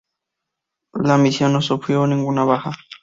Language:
Spanish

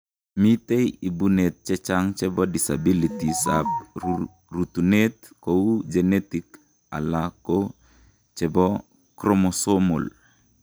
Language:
Kalenjin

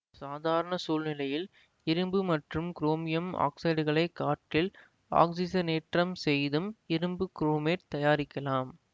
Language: Tamil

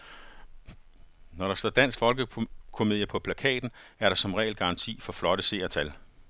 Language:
Danish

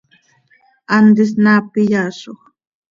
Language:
Seri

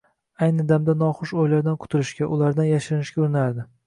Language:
Uzbek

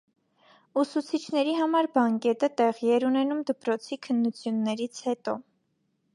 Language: Armenian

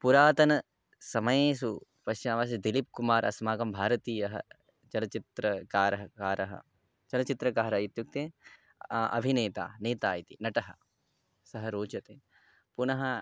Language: Sanskrit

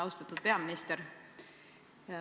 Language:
Estonian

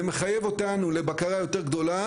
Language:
Hebrew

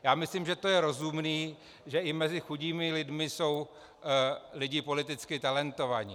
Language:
Czech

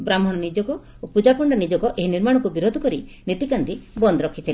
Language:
Odia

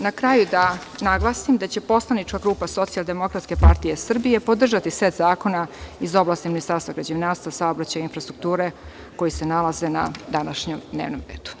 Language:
Serbian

